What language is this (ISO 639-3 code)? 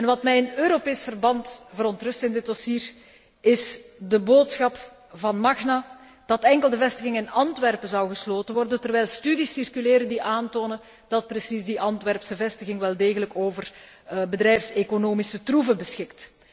nld